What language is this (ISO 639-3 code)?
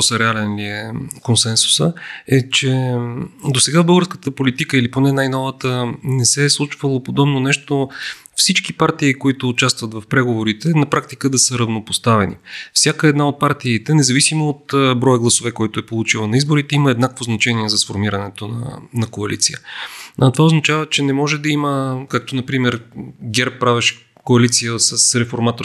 bul